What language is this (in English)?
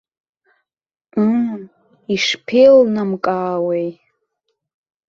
Abkhazian